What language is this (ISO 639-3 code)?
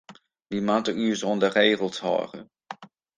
fry